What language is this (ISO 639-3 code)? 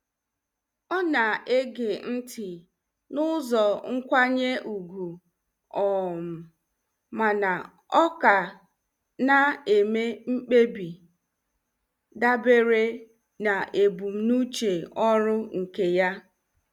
ibo